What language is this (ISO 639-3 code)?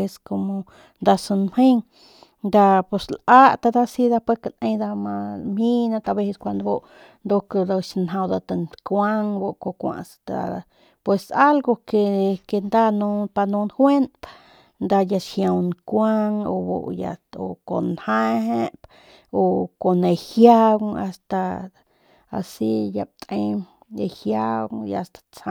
pmq